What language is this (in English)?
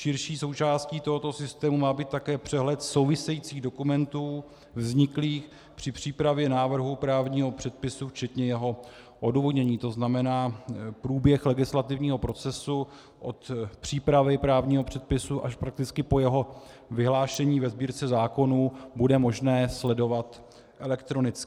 Czech